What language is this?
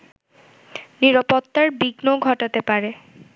Bangla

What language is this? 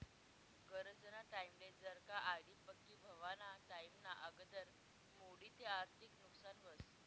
Marathi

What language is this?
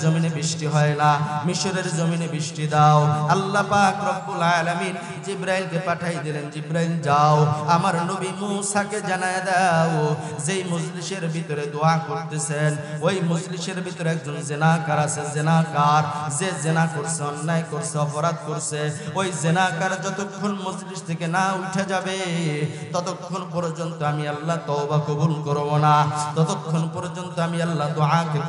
Arabic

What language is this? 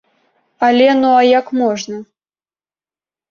Belarusian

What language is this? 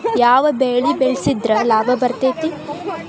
Kannada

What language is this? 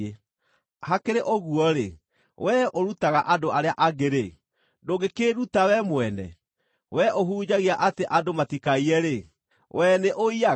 Kikuyu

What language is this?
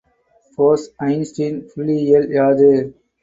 Tamil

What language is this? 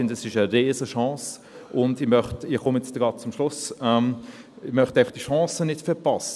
Swiss German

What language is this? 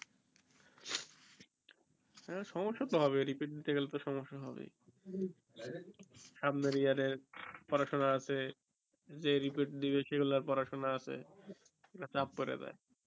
Bangla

